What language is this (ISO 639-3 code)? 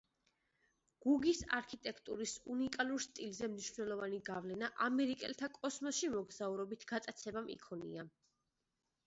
kat